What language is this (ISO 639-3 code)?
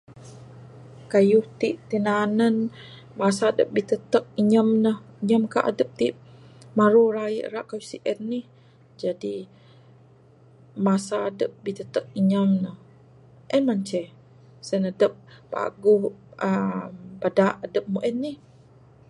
sdo